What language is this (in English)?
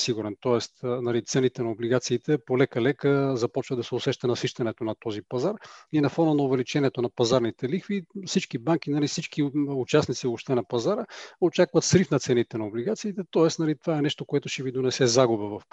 Bulgarian